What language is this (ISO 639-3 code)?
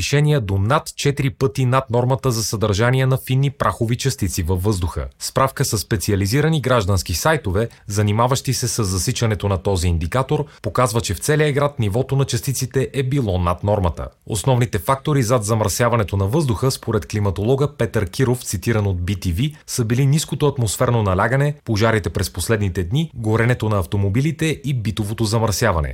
bul